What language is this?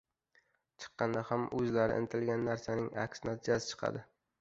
Uzbek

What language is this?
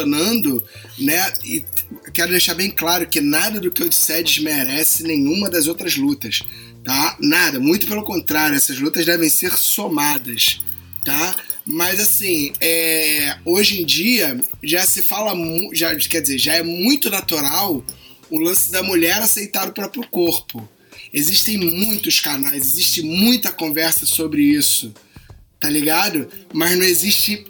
Portuguese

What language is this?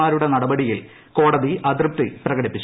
Malayalam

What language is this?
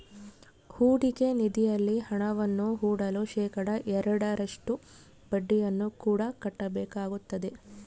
Kannada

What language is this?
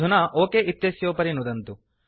Sanskrit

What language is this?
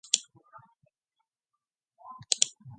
Mongolian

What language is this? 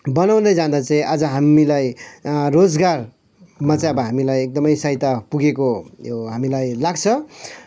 Nepali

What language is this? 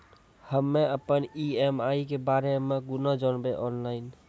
Maithili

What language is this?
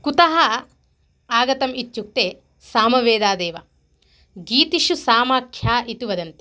Sanskrit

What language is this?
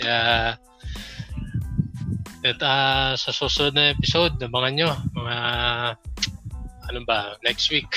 Filipino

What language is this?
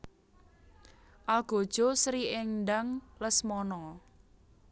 Javanese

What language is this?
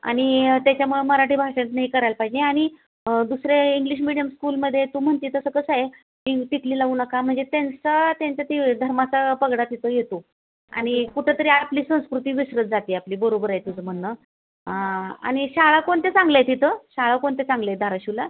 Marathi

